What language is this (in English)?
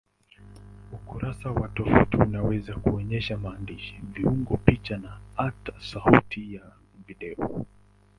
Swahili